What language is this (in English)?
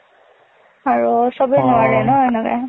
Assamese